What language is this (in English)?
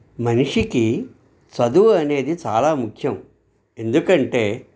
Telugu